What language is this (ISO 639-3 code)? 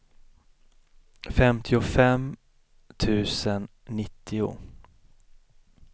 swe